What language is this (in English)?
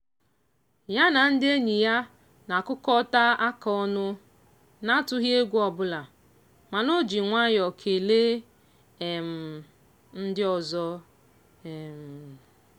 Igbo